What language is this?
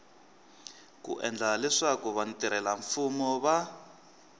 Tsonga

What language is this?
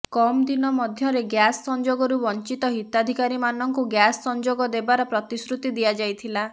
Odia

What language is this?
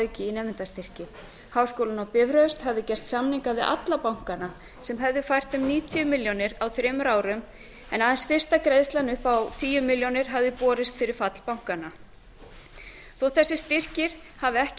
Icelandic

